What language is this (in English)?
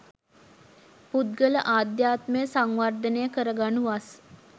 Sinhala